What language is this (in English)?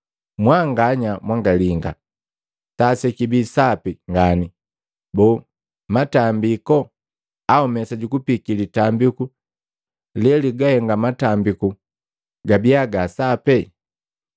Matengo